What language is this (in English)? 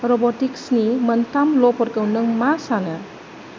Bodo